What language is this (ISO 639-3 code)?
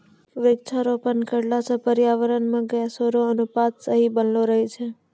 mai